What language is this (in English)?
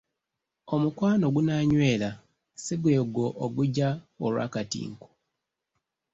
Ganda